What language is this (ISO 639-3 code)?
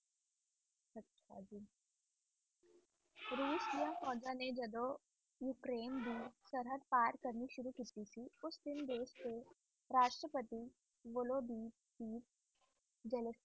pan